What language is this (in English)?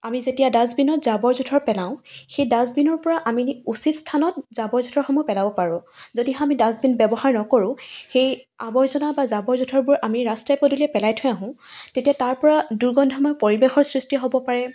Assamese